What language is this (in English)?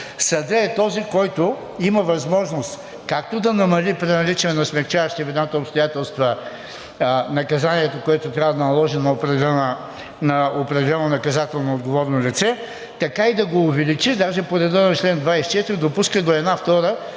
Bulgarian